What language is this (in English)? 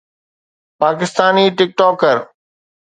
Sindhi